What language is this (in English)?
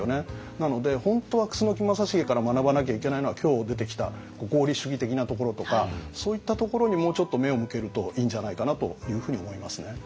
Japanese